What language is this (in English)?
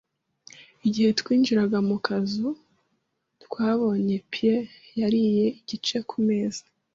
Kinyarwanda